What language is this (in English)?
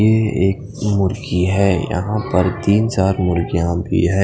Hindi